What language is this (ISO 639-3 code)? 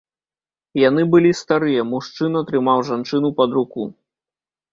bel